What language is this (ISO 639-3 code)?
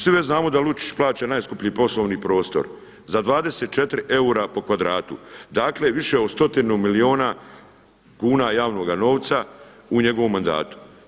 hrv